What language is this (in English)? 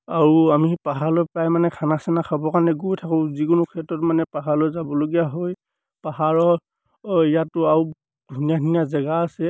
Assamese